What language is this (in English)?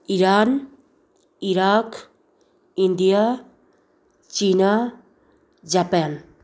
Manipuri